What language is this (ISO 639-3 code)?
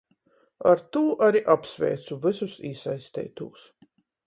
ltg